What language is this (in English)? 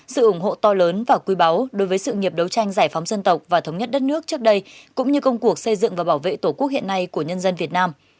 Vietnamese